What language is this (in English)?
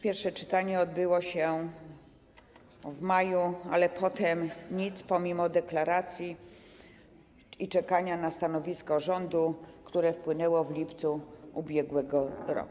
Polish